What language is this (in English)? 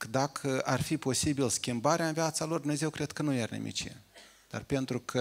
Romanian